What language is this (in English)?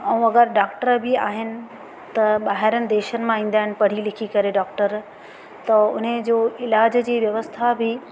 Sindhi